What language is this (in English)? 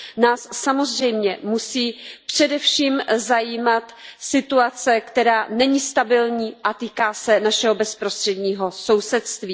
Czech